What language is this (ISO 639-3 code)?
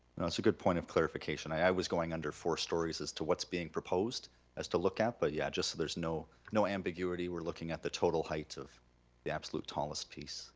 eng